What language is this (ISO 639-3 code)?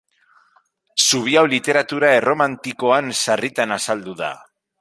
eus